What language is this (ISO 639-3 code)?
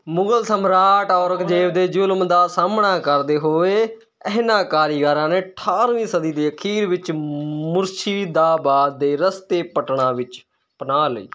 pan